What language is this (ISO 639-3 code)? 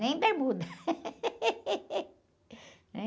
por